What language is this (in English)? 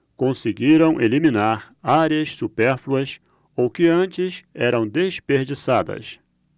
Portuguese